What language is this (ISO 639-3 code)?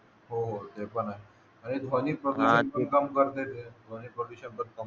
mar